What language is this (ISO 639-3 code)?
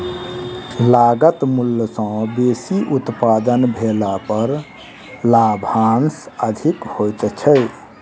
mai